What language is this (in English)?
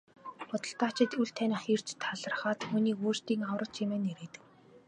Mongolian